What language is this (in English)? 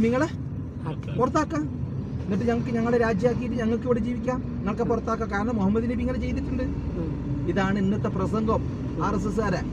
Arabic